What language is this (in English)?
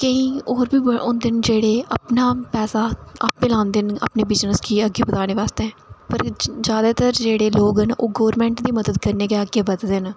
Dogri